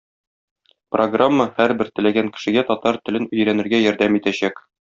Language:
Tatar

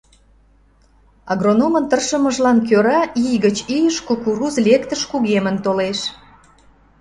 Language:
Mari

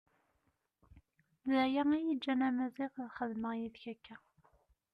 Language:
Kabyle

